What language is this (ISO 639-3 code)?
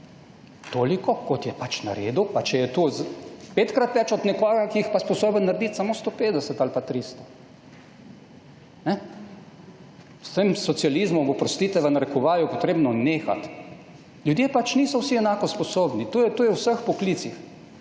slv